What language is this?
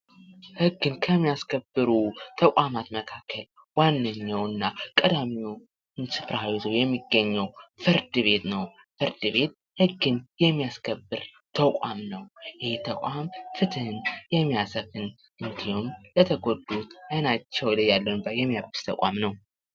Amharic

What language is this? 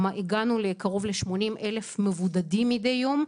Hebrew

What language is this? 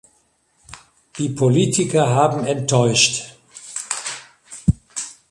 German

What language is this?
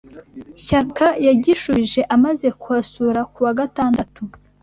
Kinyarwanda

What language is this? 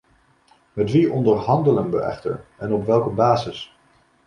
Dutch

